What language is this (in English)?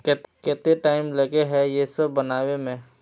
Magahi